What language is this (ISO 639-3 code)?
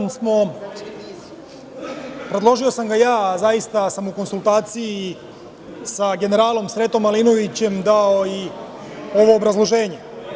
srp